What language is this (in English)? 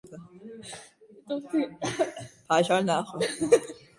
Uzbek